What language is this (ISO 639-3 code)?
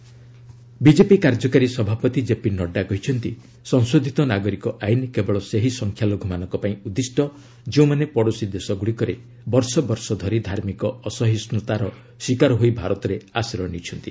ori